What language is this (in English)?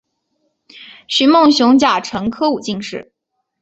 Chinese